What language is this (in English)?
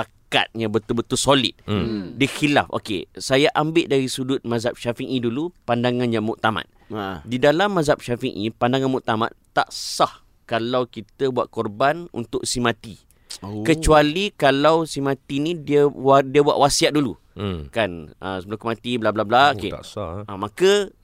Malay